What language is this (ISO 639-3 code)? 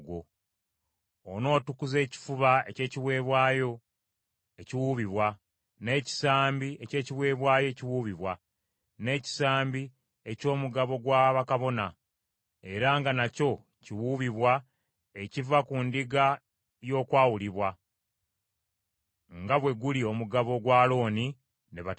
lug